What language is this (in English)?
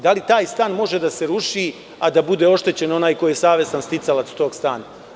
Serbian